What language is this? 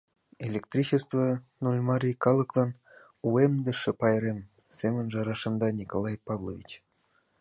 Mari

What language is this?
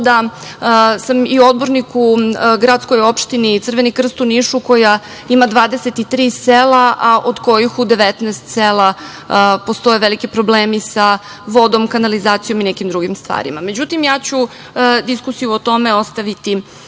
Serbian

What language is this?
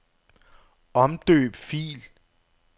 Danish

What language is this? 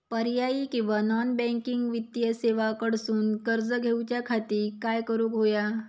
Marathi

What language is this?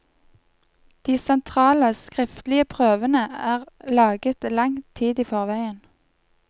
Norwegian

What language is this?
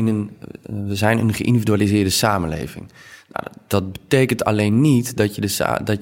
Dutch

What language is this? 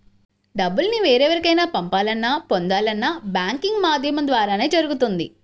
Telugu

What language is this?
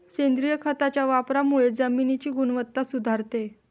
Marathi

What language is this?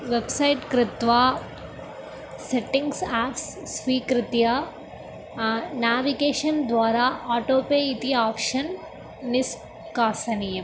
Sanskrit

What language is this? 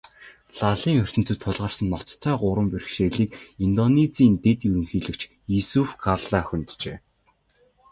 Mongolian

